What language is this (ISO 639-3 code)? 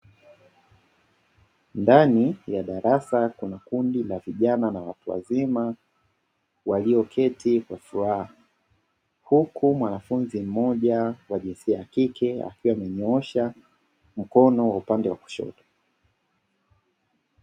swa